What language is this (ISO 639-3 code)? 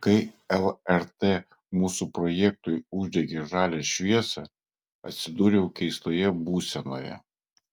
lit